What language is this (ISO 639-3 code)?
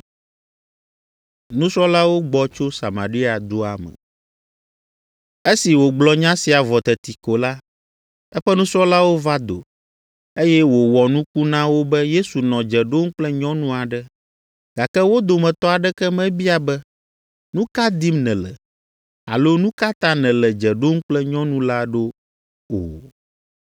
ewe